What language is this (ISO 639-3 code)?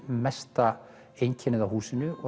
isl